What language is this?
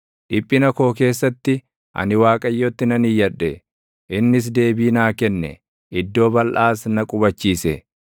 Oromo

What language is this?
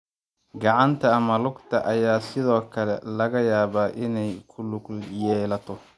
Somali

